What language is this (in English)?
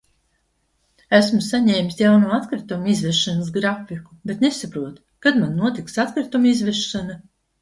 Latvian